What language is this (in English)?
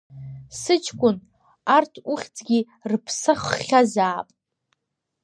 Abkhazian